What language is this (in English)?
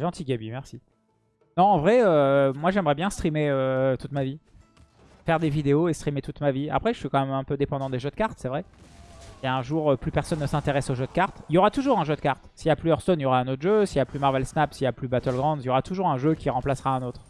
French